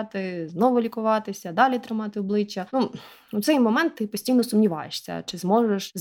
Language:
Ukrainian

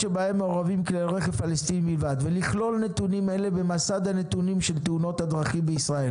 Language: Hebrew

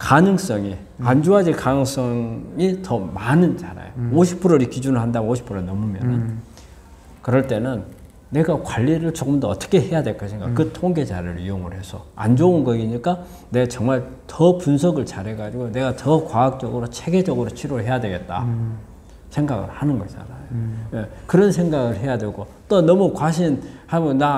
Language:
Korean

